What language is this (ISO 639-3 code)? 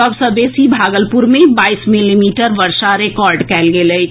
mai